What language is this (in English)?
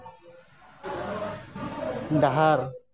Santali